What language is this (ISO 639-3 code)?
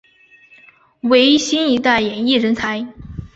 zho